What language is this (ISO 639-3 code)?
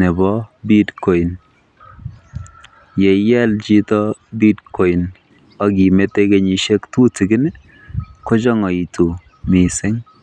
kln